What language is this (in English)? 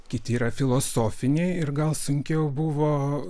Lithuanian